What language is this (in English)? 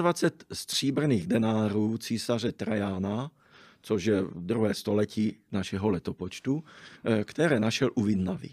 Czech